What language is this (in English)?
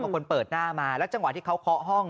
Thai